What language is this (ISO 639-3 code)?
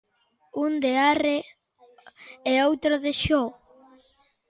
glg